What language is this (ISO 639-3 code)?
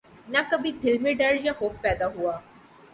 urd